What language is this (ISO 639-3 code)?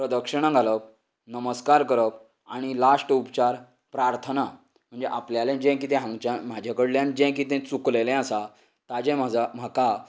kok